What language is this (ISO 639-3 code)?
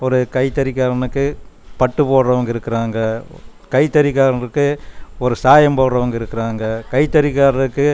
tam